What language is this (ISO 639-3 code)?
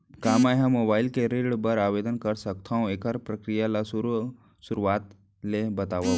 hne